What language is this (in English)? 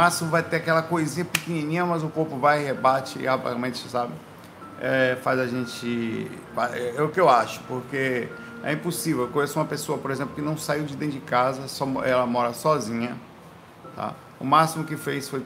Portuguese